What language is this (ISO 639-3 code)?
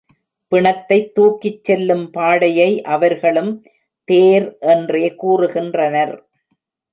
tam